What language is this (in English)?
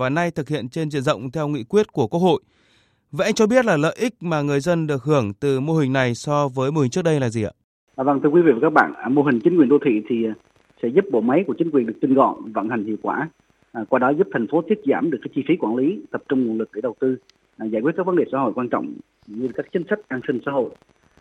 Vietnamese